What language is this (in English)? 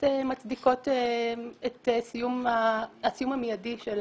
Hebrew